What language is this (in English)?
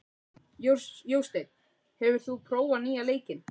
Icelandic